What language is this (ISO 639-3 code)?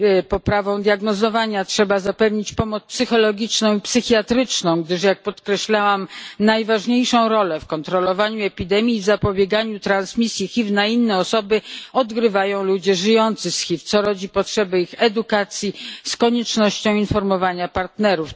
pol